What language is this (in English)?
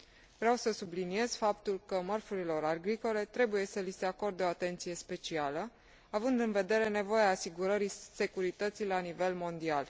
Romanian